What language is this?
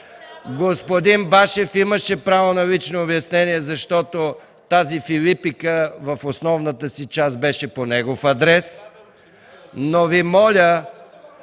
Bulgarian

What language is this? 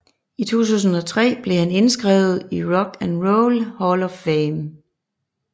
Danish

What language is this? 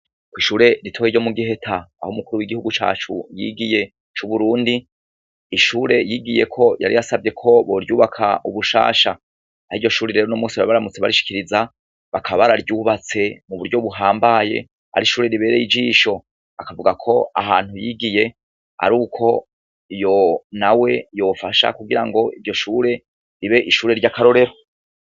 Rundi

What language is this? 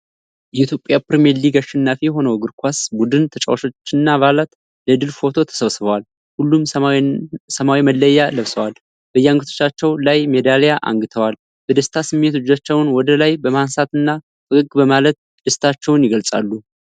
Amharic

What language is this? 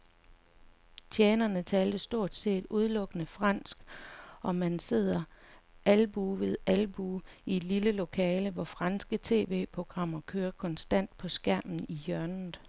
Danish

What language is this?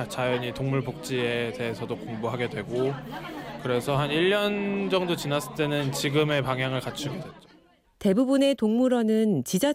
Korean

